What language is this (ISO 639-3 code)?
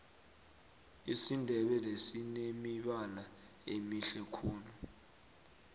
nbl